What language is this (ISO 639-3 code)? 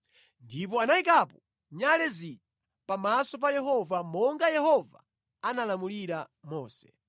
nya